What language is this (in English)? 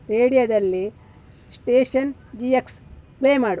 Kannada